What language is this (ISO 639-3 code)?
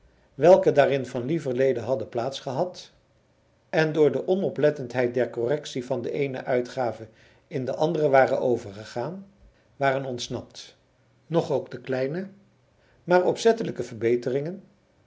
nld